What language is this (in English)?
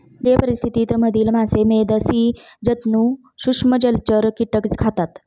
Marathi